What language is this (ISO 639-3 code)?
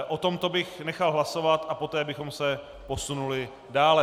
ces